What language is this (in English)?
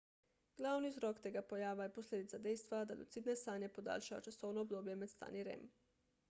Slovenian